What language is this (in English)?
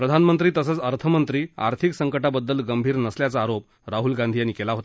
Marathi